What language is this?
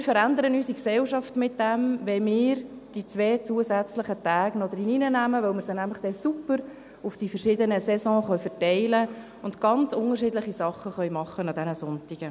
Swiss German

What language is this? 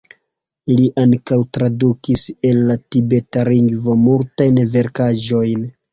Esperanto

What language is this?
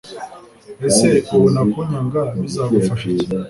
Kinyarwanda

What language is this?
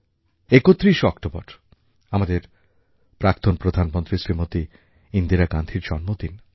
Bangla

